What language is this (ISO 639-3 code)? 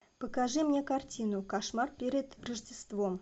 rus